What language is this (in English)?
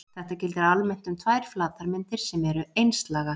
Icelandic